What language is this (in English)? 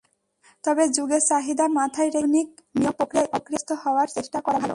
Bangla